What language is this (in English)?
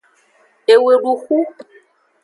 Aja (Benin)